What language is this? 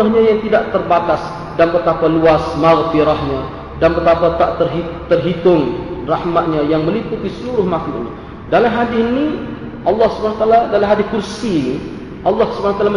Malay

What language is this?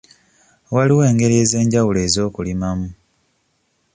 Ganda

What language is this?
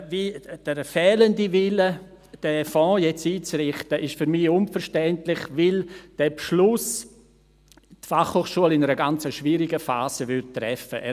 Swiss German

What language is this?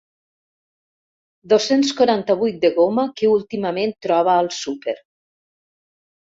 Catalan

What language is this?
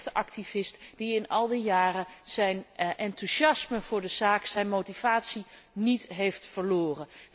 Dutch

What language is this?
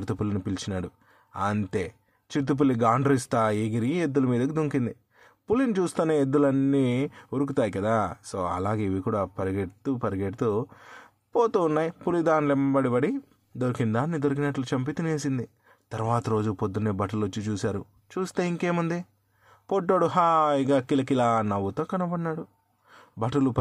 Telugu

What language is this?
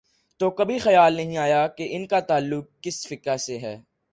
Urdu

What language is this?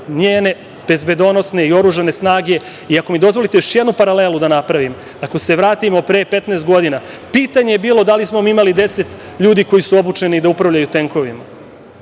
Serbian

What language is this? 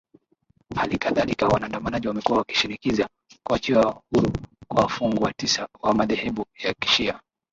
Swahili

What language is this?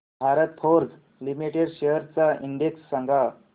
Marathi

